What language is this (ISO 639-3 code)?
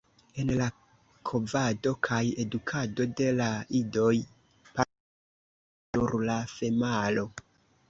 epo